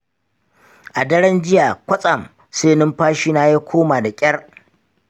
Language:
Hausa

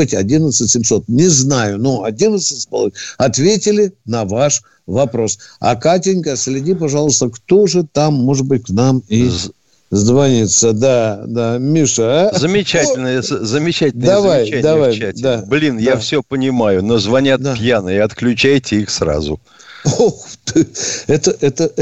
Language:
Russian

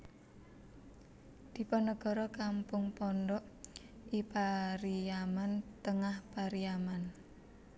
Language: Javanese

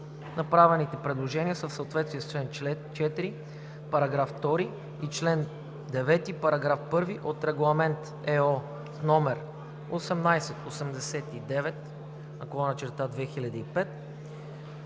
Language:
Bulgarian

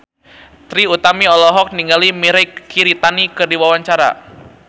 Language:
Sundanese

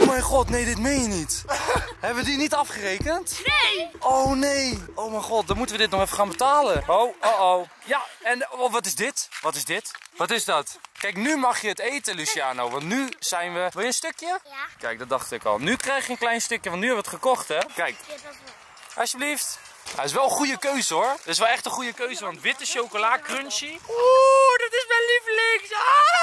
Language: Dutch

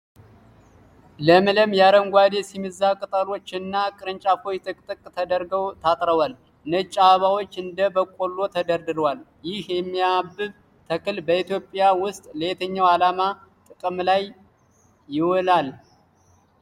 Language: Amharic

